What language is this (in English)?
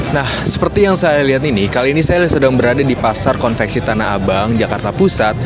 Indonesian